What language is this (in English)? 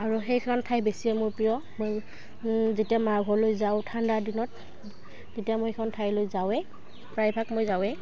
Assamese